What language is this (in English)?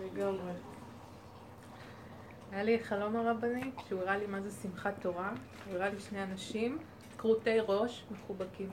Hebrew